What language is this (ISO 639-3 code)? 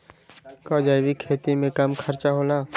mag